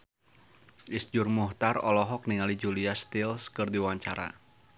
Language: Sundanese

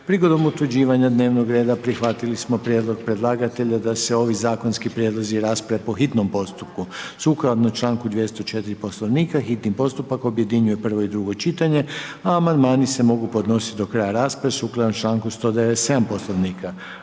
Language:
Croatian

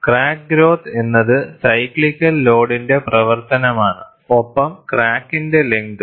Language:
Malayalam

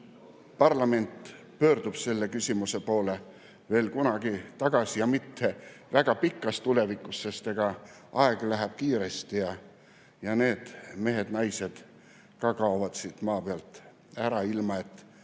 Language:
Estonian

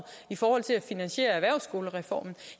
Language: Danish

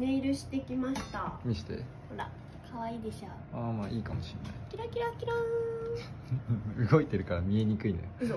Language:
Japanese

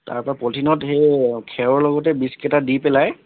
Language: Assamese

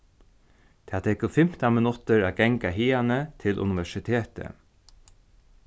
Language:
Faroese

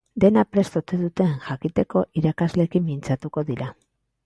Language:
Basque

